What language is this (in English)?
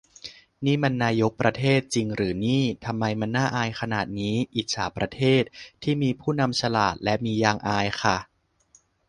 Thai